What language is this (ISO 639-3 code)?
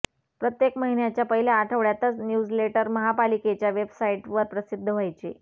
mar